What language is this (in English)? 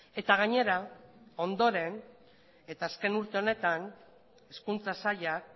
Basque